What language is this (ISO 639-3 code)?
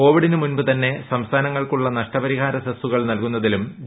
mal